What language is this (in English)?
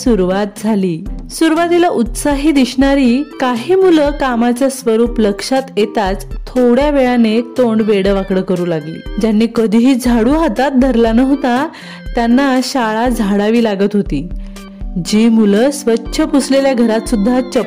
Marathi